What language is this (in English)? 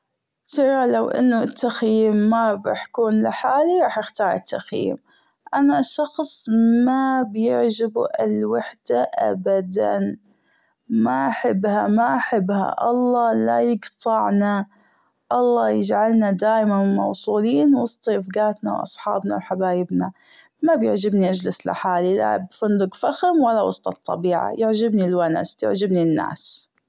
Gulf Arabic